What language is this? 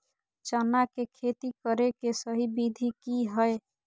Magahi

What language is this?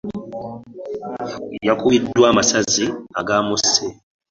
Ganda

